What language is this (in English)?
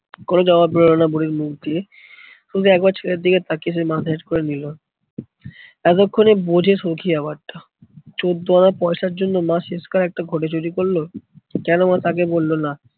Bangla